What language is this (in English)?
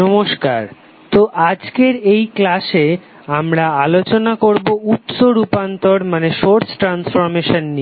Bangla